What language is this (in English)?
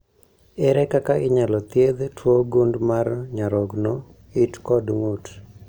Luo (Kenya and Tanzania)